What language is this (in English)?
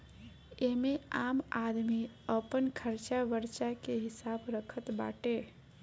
Bhojpuri